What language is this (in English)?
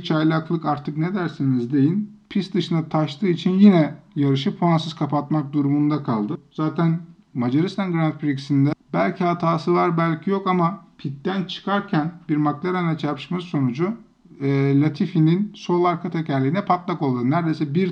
Turkish